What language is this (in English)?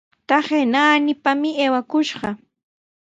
Sihuas Ancash Quechua